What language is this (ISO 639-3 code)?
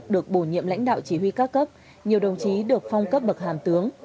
vie